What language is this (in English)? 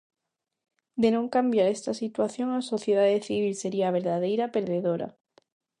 Galician